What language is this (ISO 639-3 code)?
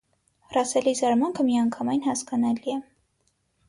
hye